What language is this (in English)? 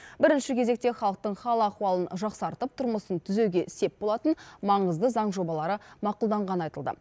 Kazakh